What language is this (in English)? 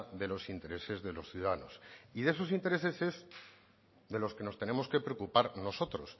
Spanish